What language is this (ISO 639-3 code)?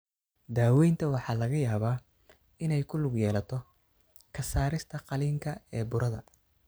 som